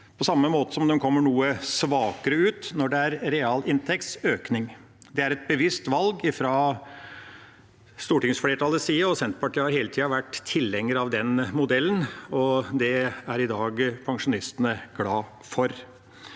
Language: Norwegian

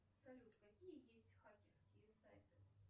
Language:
Russian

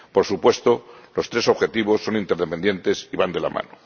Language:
Spanish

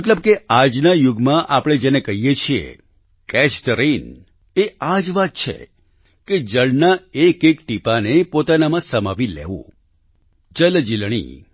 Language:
Gujarati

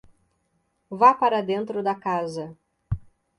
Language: Portuguese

